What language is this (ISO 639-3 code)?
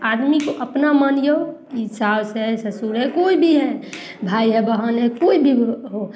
mai